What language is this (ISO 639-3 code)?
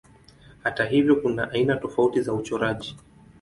swa